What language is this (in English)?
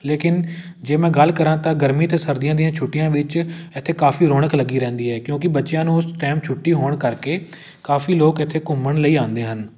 Punjabi